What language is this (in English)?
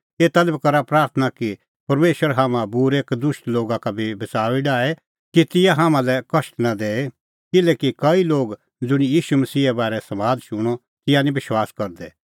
Kullu Pahari